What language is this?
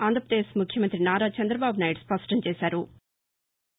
Telugu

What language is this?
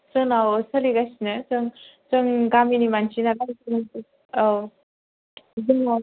Bodo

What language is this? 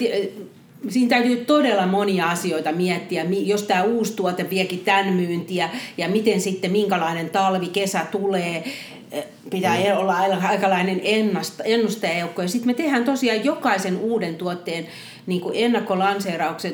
Finnish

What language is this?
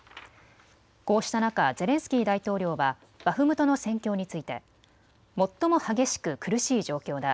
Japanese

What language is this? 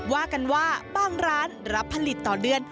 Thai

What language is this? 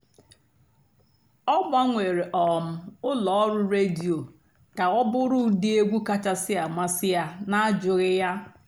Igbo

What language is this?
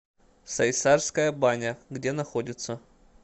Russian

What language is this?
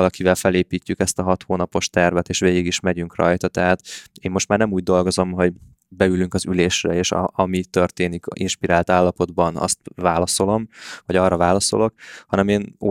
Hungarian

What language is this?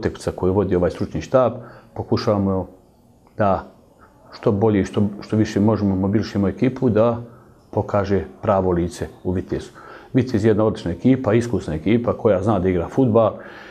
Slovak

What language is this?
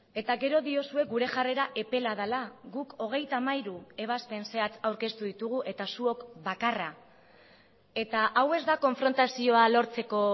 Basque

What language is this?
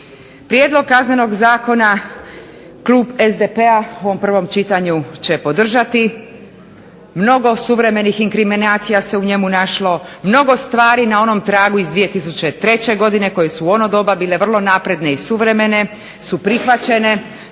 Croatian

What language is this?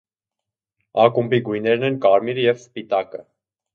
Armenian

